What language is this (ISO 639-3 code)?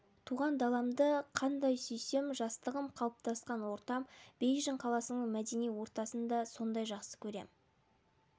kaz